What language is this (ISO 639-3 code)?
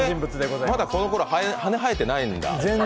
jpn